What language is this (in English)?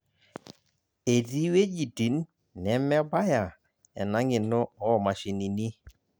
Masai